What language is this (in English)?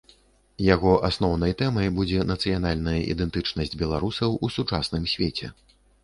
Belarusian